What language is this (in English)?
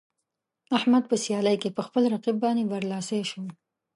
Pashto